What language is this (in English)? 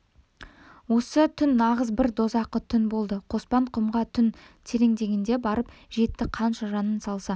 Kazakh